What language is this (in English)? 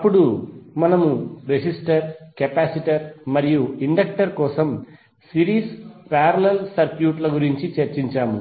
Telugu